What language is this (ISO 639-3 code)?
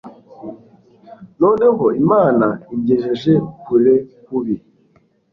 kin